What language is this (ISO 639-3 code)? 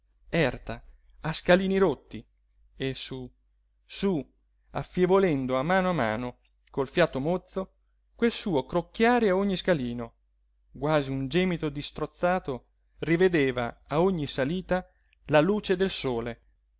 ita